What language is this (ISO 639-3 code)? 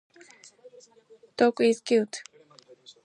jpn